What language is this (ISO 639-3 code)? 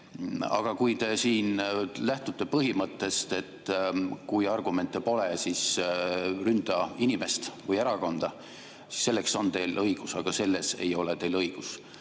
est